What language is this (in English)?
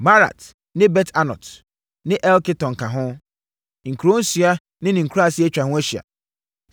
Akan